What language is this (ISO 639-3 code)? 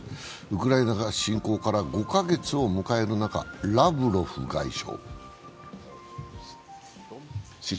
jpn